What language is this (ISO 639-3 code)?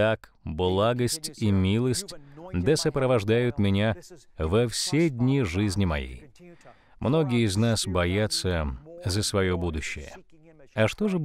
rus